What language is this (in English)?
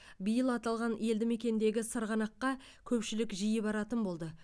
Kazakh